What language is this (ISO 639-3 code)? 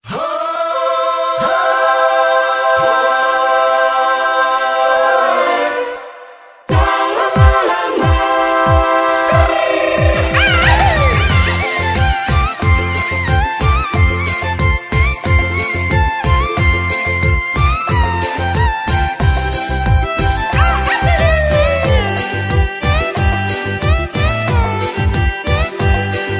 ind